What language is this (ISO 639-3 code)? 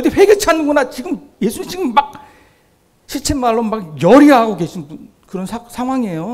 kor